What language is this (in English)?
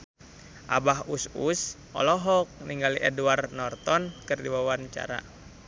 Sundanese